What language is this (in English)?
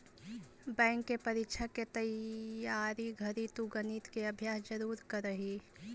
Magahi